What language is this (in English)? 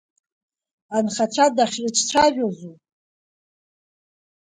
Abkhazian